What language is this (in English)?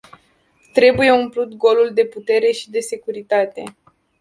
Romanian